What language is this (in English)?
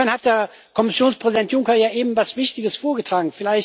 German